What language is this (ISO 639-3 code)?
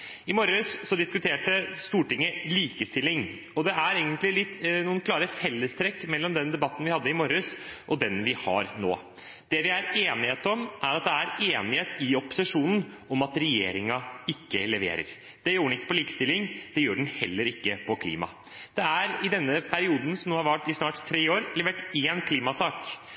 nob